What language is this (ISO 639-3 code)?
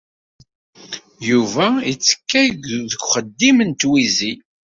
kab